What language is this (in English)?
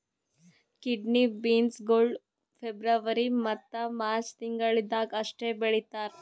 Kannada